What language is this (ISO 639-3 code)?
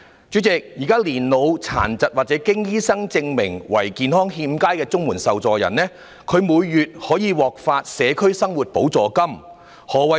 yue